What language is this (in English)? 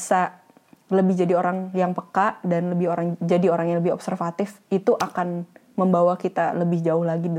Indonesian